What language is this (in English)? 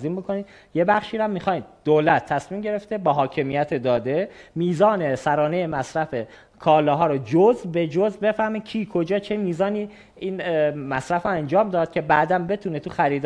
Persian